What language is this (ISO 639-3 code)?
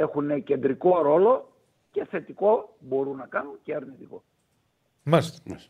ell